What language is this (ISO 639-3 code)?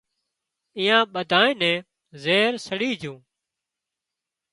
kxp